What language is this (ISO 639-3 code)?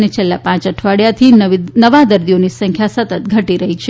guj